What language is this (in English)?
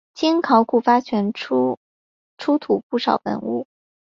Chinese